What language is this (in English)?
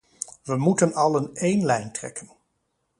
Dutch